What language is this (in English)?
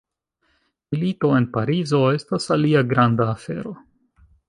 Esperanto